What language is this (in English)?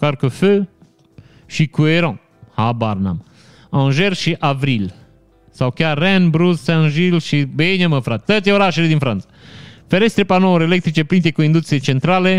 Romanian